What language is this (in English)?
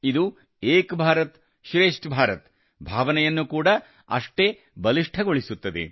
Kannada